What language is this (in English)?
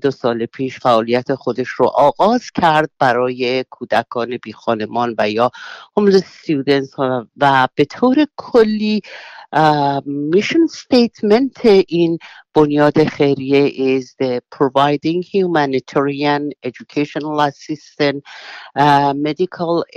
Persian